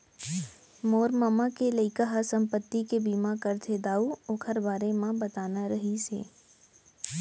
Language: Chhattisgarhi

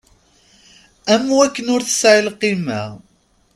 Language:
Kabyle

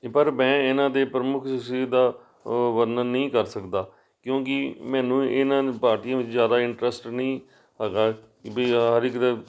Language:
Punjabi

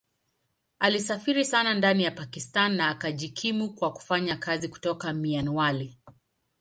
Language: Swahili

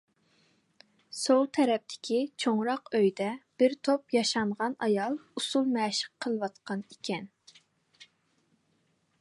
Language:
Uyghur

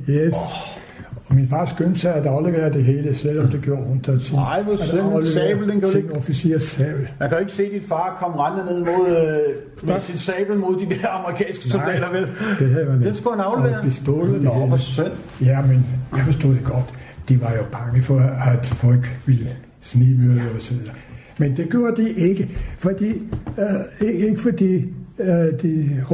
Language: Danish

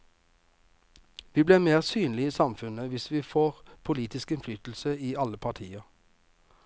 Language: Norwegian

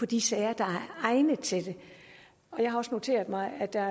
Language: Danish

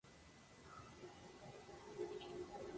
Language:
Spanish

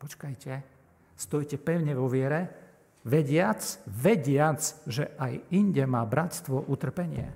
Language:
Slovak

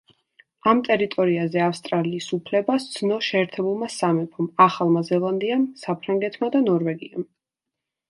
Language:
Georgian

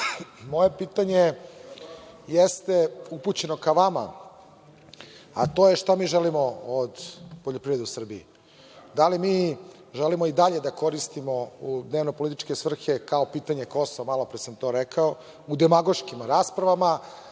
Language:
Serbian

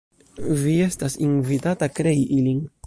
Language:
Esperanto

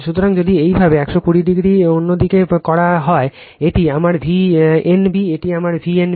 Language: Bangla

